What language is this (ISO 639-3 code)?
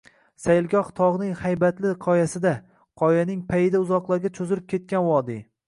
uzb